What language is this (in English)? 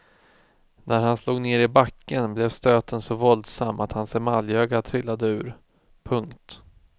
Swedish